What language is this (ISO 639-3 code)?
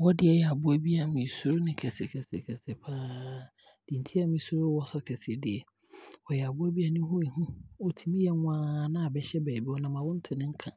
abr